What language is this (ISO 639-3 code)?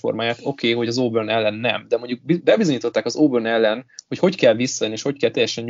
hun